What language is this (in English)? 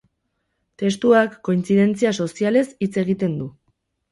Basque